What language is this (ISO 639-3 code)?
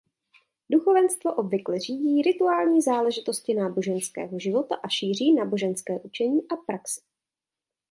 ces